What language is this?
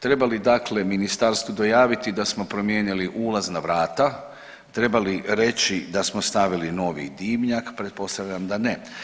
Croatian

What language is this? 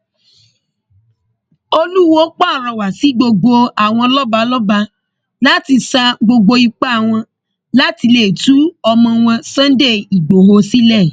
Yoruba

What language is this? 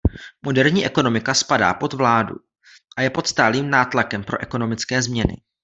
Czech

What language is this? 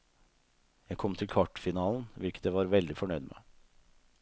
Norwegian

